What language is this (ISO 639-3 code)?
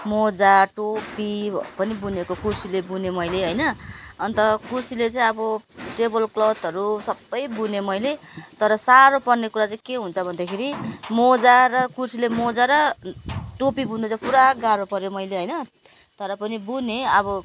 nep